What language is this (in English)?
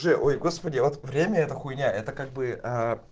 Russian